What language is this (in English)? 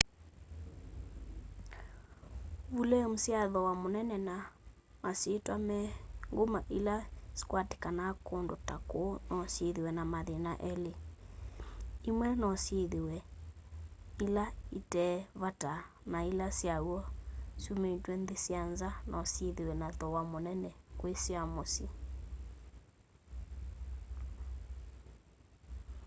Kamba